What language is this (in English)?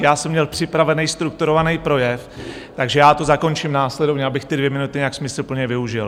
Czech